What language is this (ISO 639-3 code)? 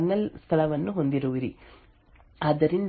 kan